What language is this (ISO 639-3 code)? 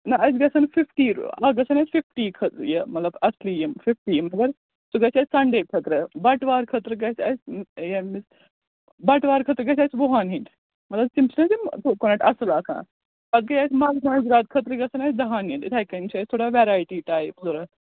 kas